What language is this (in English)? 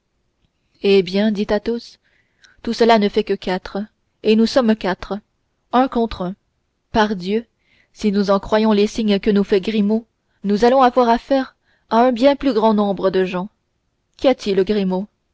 French